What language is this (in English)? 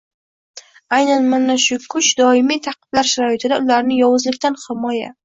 Uzbek